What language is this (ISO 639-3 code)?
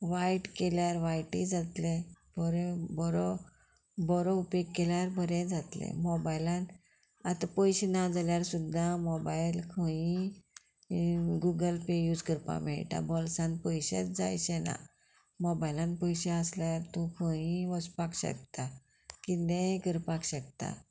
kok